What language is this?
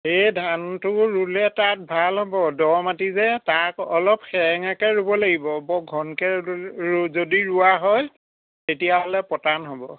Assamese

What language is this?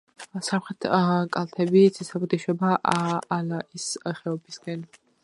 Georgian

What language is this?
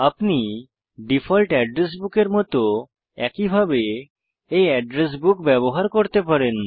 Bangla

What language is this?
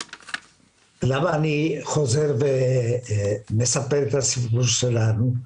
Hebrew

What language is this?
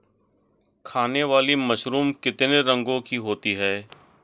Hindi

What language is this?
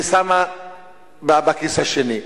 Hebrew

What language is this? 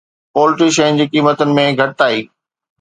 Sindhi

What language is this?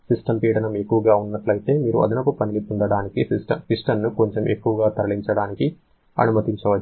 Telugu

